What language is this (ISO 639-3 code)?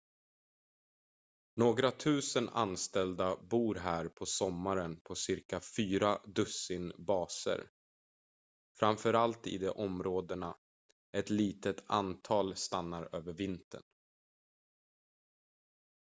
swe